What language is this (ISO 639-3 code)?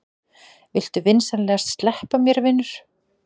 isl